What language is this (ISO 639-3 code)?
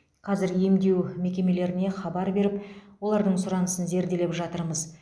kaz